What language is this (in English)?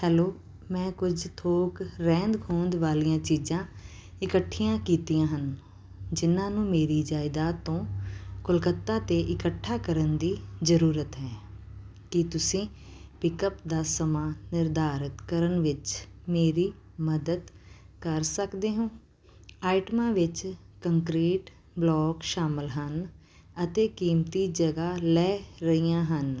Punjabi